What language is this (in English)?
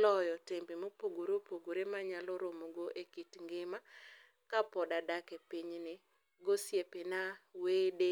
Luo (Kenya and Tanzania)